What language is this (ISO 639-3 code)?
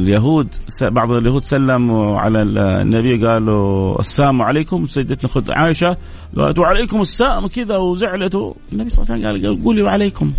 ara